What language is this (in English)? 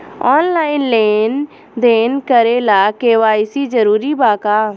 Bhojpuri